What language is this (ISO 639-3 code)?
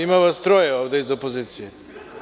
srp